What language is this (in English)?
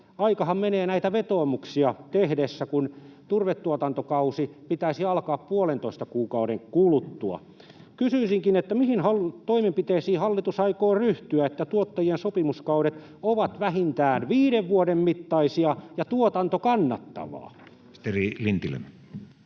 Finnish